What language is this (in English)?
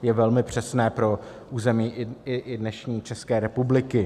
Czech